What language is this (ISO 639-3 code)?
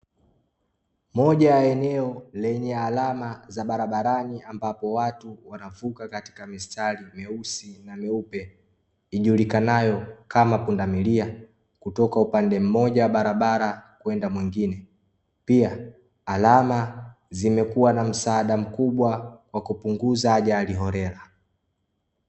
swa